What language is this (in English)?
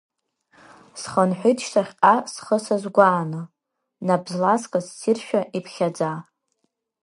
Abkhazian